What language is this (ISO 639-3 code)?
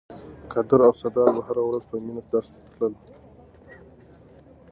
pus